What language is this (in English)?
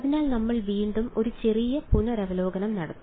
Malayalam